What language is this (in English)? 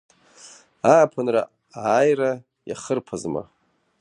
Abkhazian